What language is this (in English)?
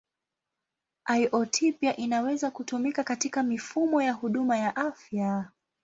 Swahili